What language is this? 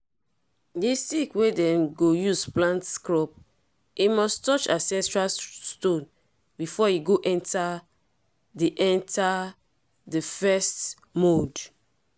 Nigerian Pidgin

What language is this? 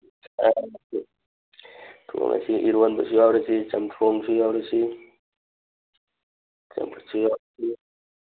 Manipuri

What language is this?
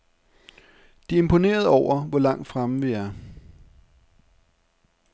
Danish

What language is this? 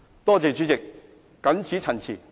Cantonese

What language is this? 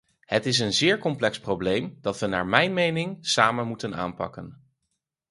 Dutch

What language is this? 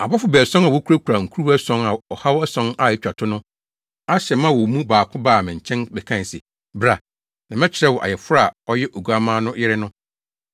Akan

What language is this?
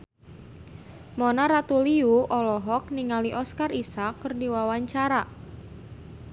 Sundanese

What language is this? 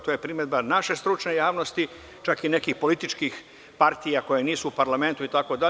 Serbian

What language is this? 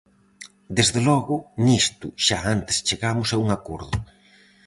Galician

